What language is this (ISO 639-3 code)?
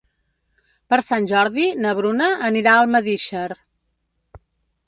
cat